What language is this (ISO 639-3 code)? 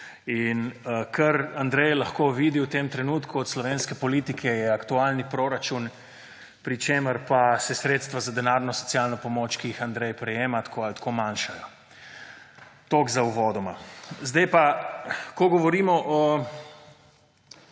slv